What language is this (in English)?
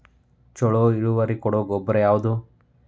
Kannada